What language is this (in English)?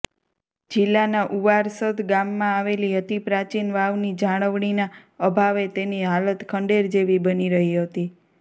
Gujarati